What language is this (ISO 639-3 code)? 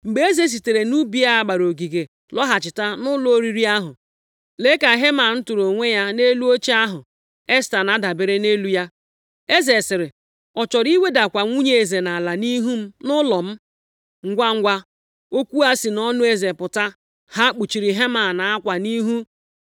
ibo